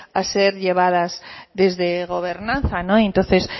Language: Spanish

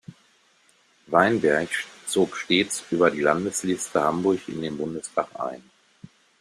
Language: German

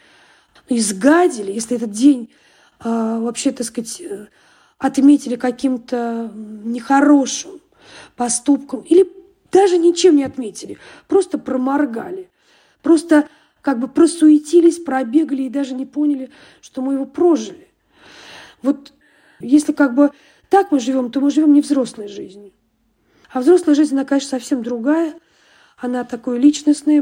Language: Russian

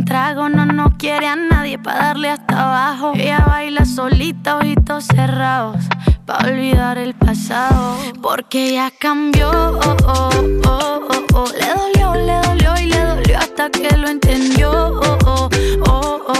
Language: Persian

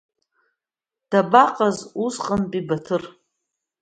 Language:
Abkhazian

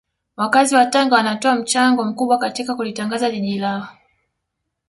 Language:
Swahili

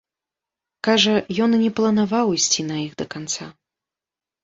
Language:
Belarusian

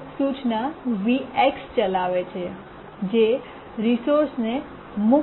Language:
Gujarati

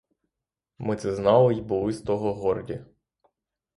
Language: Ukrainian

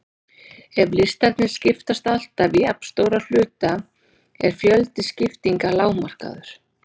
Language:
Icelandic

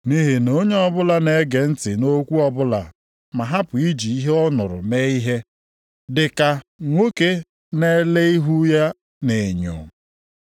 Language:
Igbo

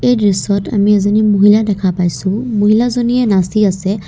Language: Assamese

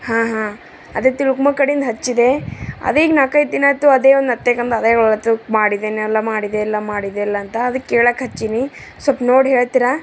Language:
Kannada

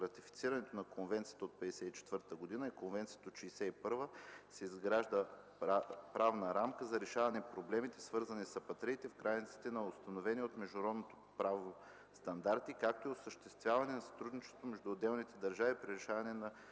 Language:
Bulgarian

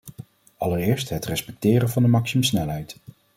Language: Dutch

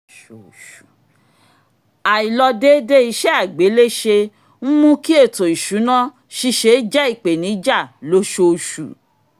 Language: Yoruba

